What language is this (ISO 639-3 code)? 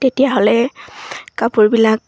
asm